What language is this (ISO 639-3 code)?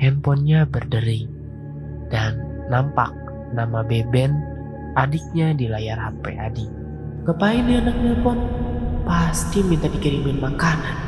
ind